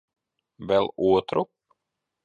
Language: Latvian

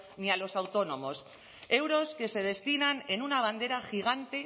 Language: Spanish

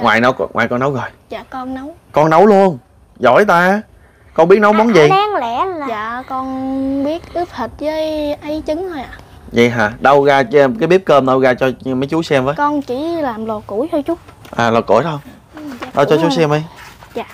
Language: Vietnamese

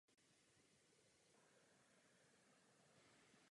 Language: Czech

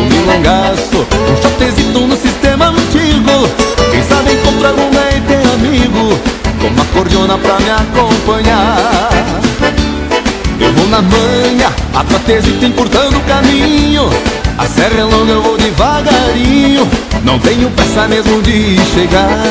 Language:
Portuguese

